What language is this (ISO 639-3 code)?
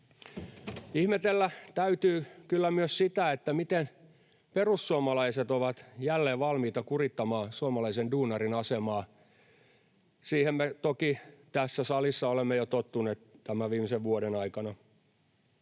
fin